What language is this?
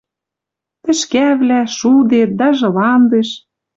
Western Mari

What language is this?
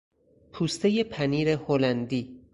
Persian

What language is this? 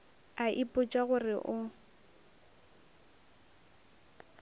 Northern Sotho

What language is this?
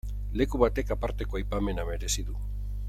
Basque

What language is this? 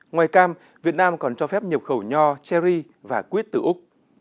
Vietnamese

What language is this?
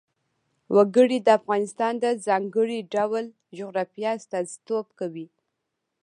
Pashto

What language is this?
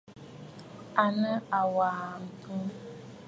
Bafut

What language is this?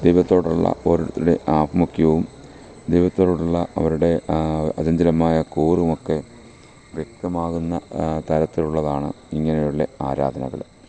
Malayalam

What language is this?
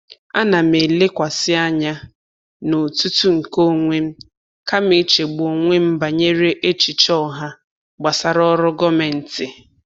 Igbo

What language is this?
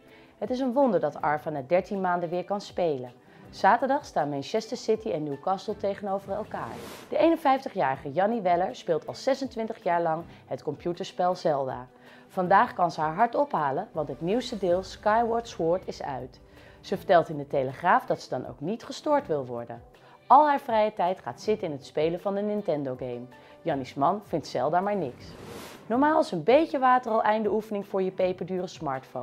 Dutch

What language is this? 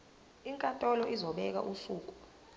Zulu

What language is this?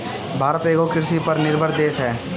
Bhojpuri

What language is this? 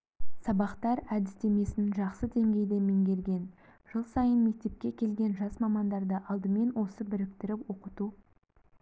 Kazakh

